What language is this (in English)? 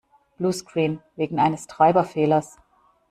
German